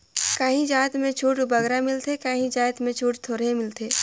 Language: Chhattisgarhi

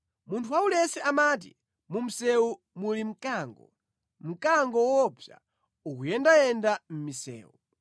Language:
Nyanja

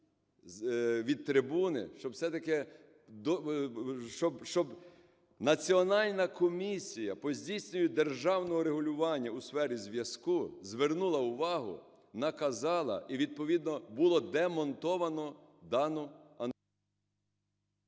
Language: Ukrainian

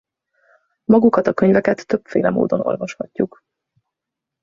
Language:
Hungarian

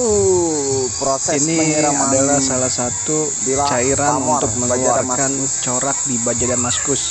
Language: Indonesian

